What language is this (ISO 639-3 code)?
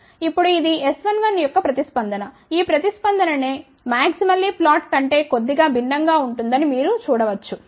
tel